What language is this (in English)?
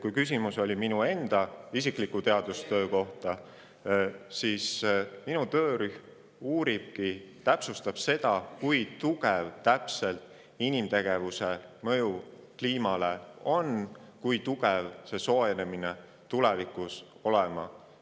Estonian